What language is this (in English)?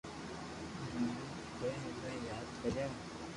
Loarki